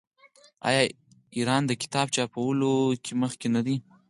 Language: Pashto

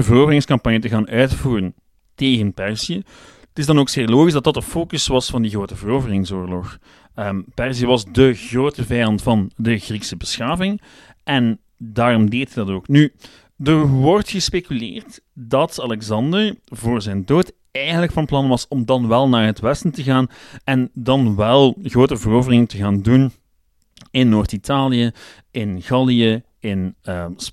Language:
Dutch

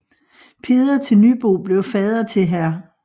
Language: Danish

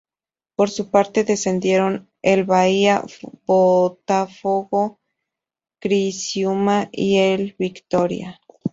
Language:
Spanish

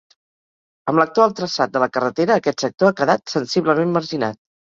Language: Catalan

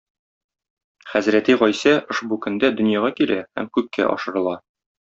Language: Tatar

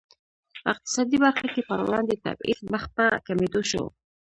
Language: Pashto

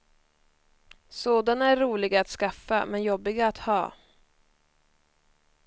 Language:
Swedish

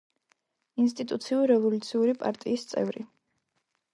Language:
Georgian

